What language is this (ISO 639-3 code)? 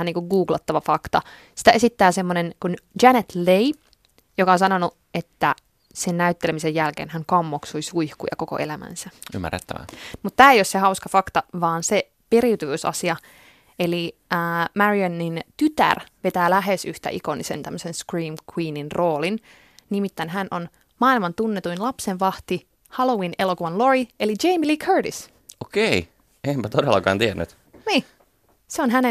fin